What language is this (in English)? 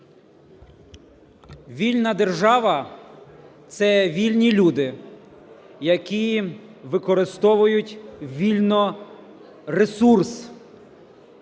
Ukrainian